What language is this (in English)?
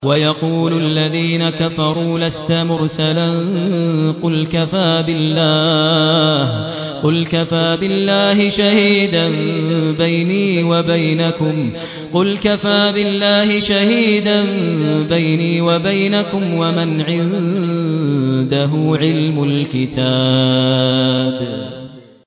Arabic